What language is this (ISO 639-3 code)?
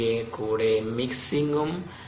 mal